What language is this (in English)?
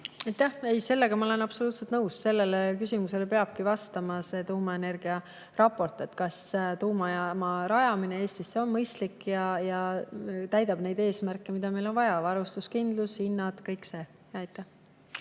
Estonian